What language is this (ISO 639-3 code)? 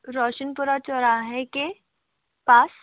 hin